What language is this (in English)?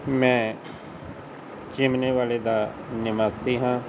Punjabi